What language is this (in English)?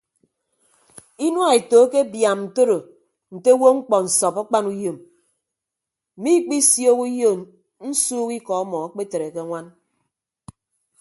Ibibio